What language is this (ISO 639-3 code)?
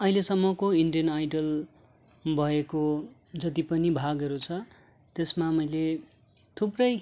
nep